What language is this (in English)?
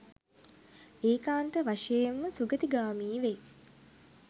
Sinhala